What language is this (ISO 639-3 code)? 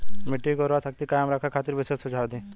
bho